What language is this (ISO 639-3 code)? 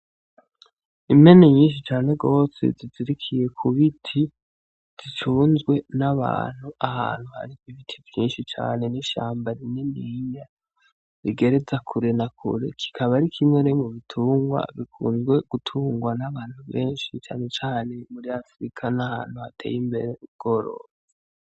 run